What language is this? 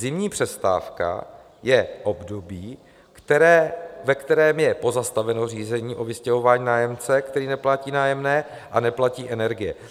Czech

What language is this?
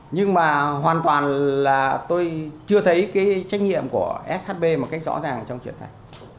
Vietnamese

